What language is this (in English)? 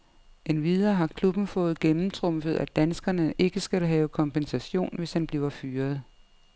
Danish